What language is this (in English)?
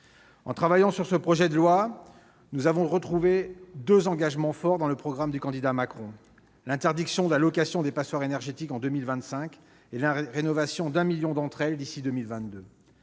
French